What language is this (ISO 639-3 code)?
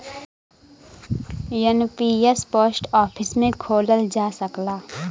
bho